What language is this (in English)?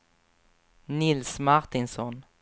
Swedish